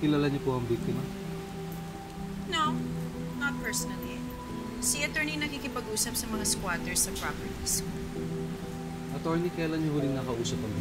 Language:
Filipino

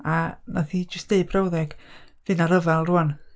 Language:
Welsh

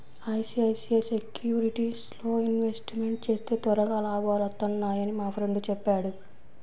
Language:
Telugu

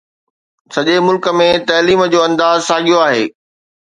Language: Sindhi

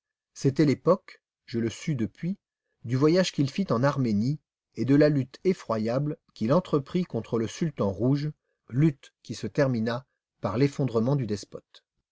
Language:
French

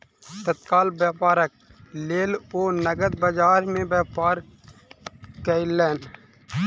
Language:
Maithili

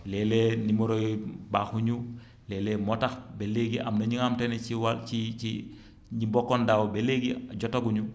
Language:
Wolof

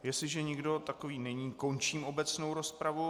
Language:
Czech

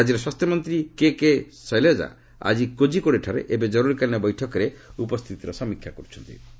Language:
Odia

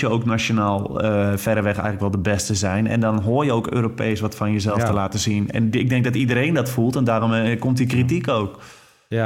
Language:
Dutch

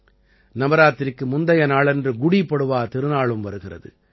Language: Tamil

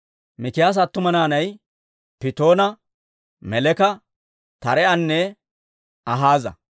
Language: Dawro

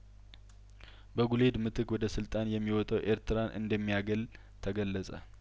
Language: Amharic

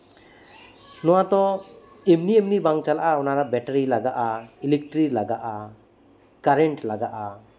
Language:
Santali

